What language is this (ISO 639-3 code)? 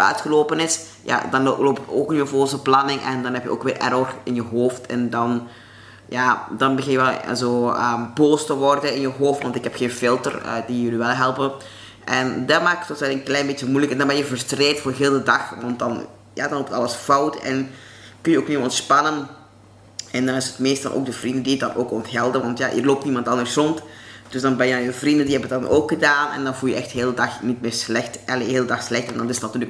nld